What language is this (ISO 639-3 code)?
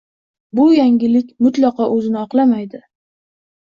uzb